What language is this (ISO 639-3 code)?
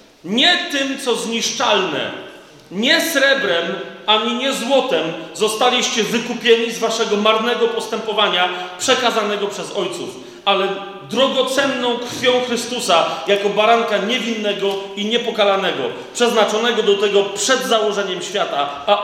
pol